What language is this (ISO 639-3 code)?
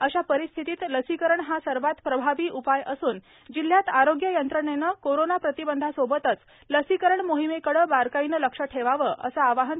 mar